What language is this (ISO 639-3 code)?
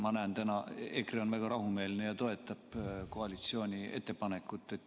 est